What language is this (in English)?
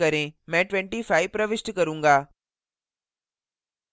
Hindi